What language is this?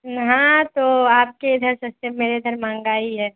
Urdu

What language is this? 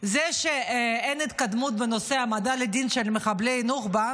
Hebrew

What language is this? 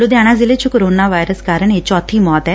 Punjabi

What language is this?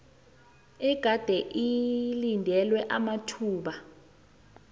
South Ndebele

